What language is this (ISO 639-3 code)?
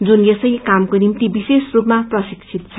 nep